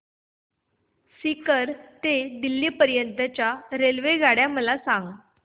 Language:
Marathi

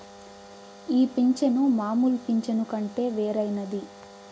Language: Telugu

